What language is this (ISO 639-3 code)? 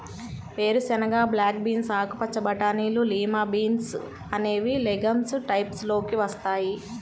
tel